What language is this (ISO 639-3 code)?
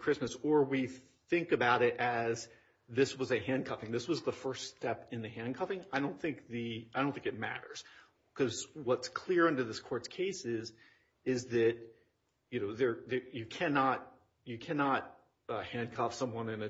eng